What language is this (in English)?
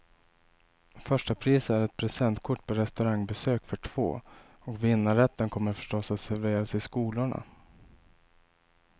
Swedish